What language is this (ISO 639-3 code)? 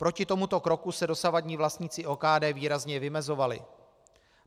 ces